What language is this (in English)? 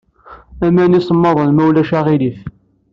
Kabyle